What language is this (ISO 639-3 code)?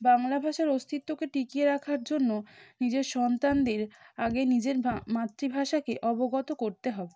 ben